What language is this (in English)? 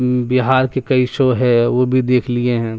Urdu